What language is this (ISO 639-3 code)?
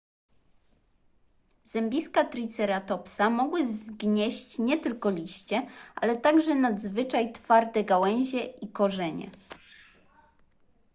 pol